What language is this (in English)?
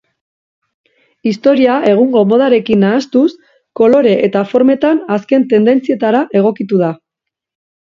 Basque